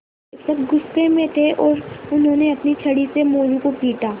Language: Hindi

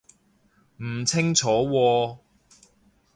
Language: Cantonese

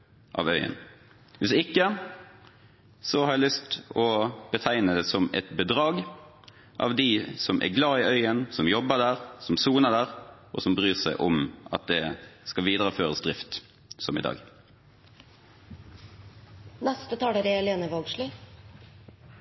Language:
Norwegian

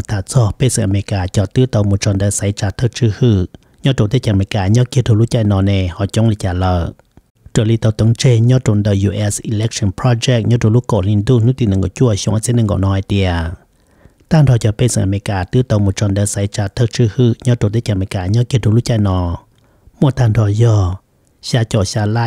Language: Thai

